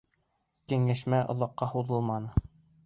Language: Bashkir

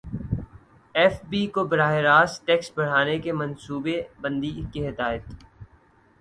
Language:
Urdu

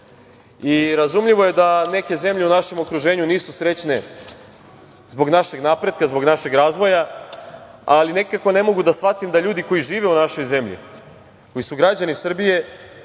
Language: Serbian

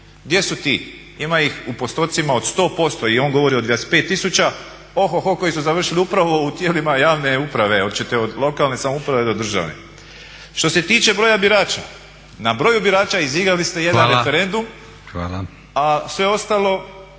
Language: Croatian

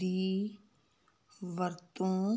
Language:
Punjabi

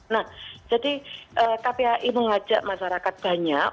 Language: Indonesian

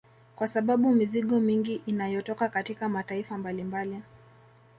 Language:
Swahili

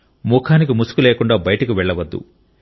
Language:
Telugu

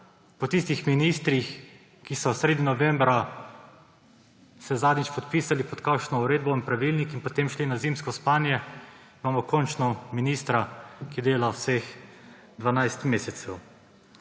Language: Slovenian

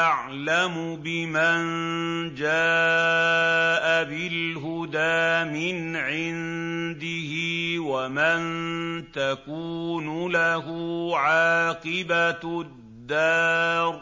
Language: Arabic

